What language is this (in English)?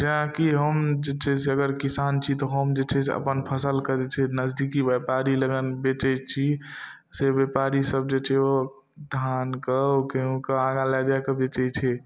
Maithili